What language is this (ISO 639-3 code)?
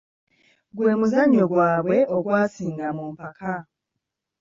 lug